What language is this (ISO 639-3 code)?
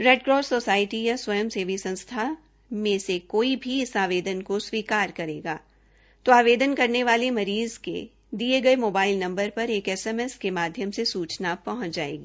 hin